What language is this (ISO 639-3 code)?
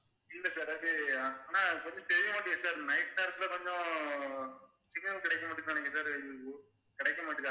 tam